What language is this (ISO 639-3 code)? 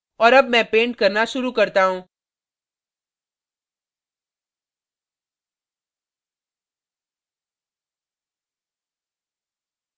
hin